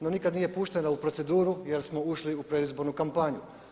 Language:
Croatian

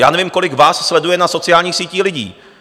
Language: Czech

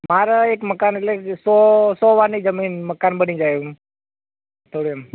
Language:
Gujarati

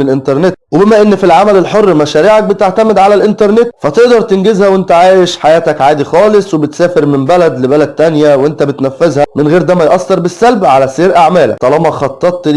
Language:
Arabic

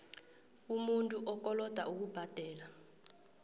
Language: South Ndebele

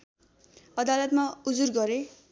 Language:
Nepali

